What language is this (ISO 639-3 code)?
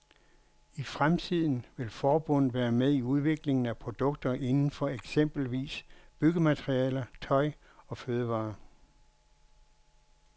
dan